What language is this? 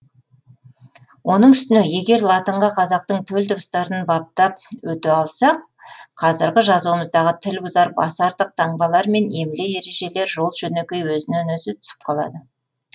Kazakh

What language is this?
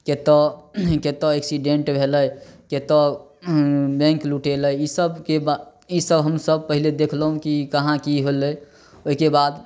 Maithili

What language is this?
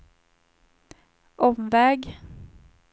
Swedish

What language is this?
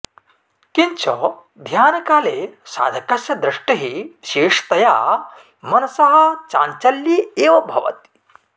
Sanskrit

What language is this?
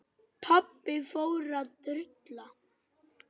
Icelandic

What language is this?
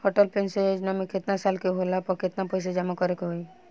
Bhojpuri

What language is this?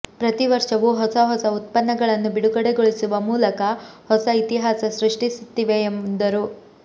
Kannada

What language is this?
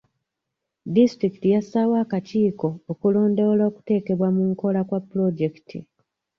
Ganda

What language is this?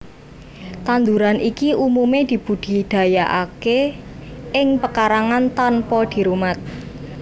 Javanese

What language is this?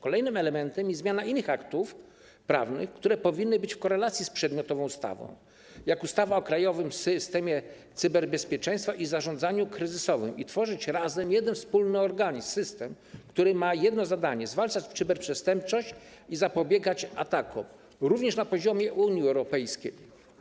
Polish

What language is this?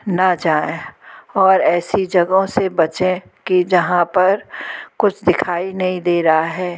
Hindi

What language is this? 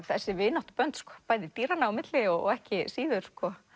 Icelandic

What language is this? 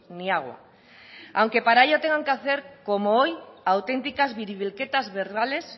Spanish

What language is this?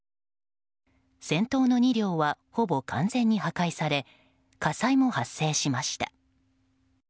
Japanese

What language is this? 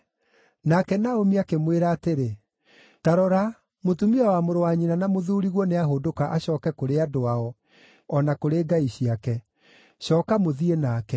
Kikuyu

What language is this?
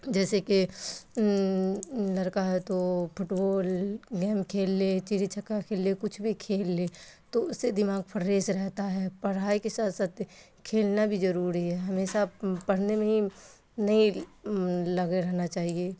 Urdu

